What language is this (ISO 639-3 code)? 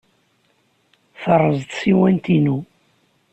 kab